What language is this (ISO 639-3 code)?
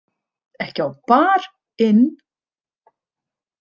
isl